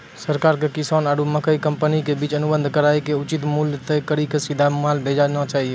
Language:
Maithili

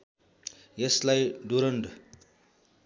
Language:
Nepali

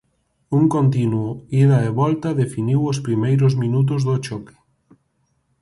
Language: Galician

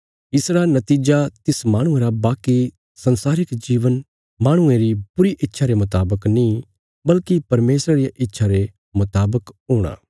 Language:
Bilaspuri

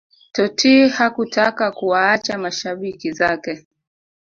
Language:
Swahili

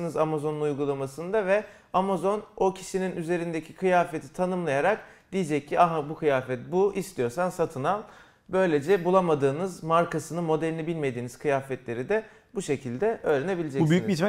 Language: Turkish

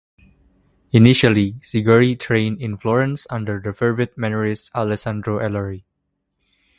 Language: English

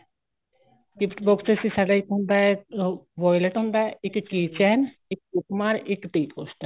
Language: Punjabi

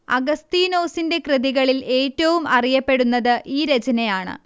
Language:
Malayalam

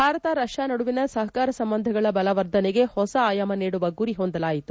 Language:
Kannada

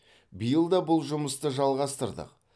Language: Kazakh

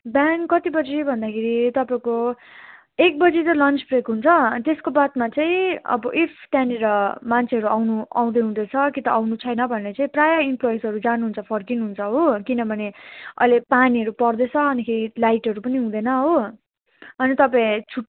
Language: Nepali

